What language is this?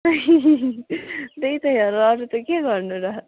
Nepali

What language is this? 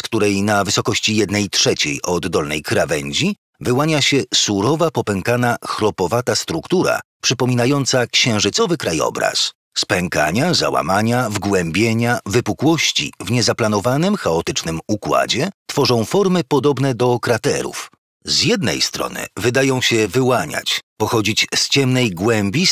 Polish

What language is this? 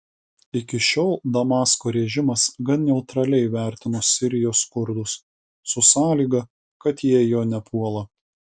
Lithuanian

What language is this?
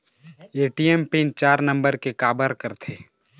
Chhattisgarhi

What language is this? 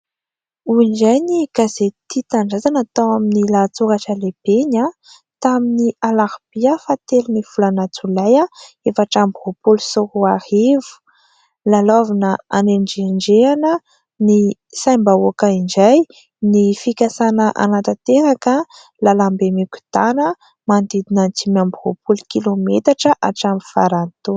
Malagasy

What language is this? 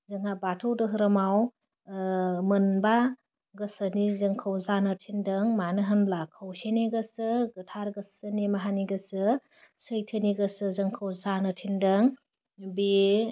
Bodo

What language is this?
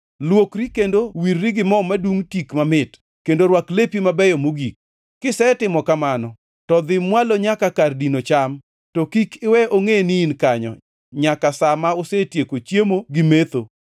Luo (Kenya and Tanzania)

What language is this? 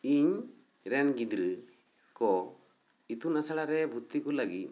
Santali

